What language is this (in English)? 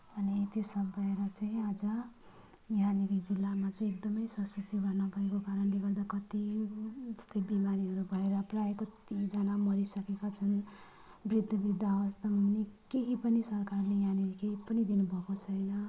Nepali